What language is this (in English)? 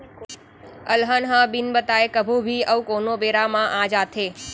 Chhattisgarhi